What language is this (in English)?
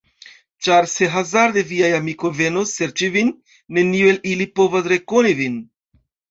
Esperanto